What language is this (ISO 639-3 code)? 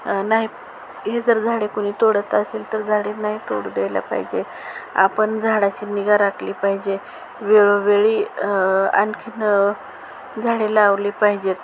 mar